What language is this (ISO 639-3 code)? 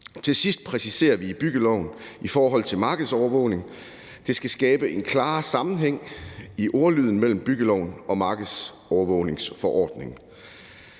dan